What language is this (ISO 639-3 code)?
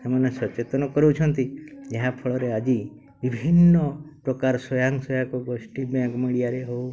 ori